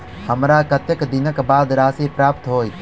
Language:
Maithili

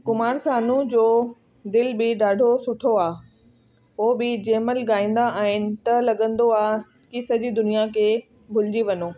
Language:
Sindhi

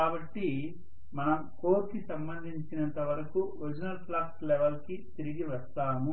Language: Telugu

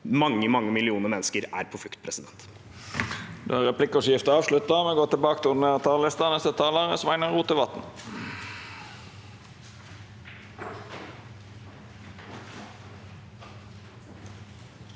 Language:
Norwegian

